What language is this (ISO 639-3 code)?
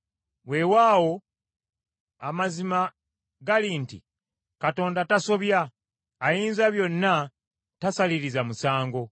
lug